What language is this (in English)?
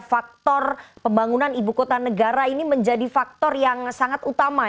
Indonesian